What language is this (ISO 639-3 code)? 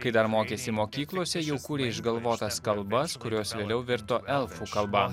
lit